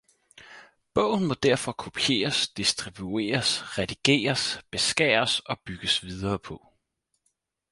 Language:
Danish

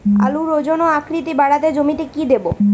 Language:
Bangla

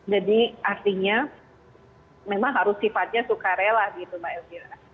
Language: Indonesian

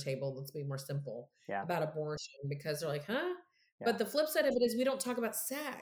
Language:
English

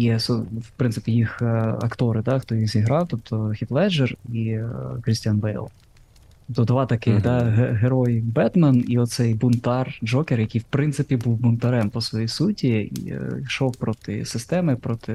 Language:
Ukrainian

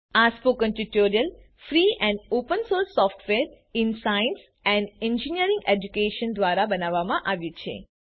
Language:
Gujarati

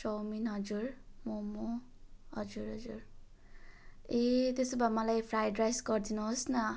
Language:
Nepali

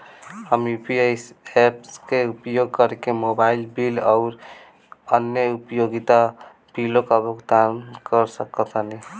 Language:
Bhojpuri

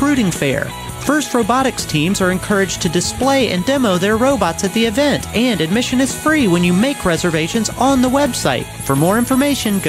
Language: English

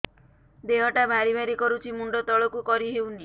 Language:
Odia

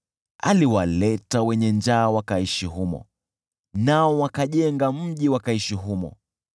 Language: Swahili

